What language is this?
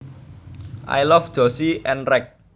Javanese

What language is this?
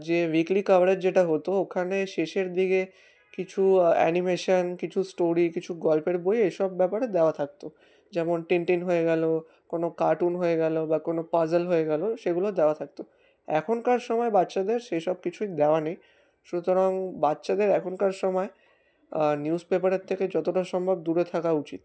Bangla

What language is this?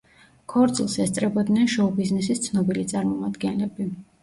Georgian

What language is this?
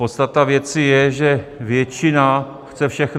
Czech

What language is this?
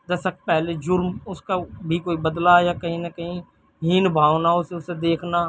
Urdu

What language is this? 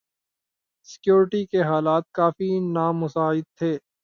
Urdu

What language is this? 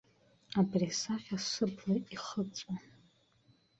Abkhazian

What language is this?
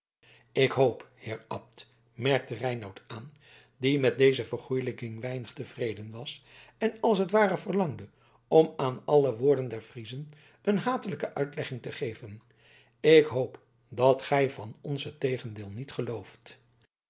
Dutch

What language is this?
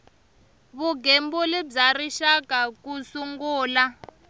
Tsonga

